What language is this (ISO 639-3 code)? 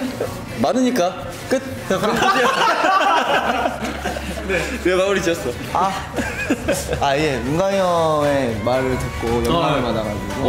kor